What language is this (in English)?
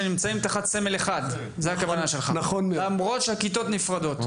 Hebrew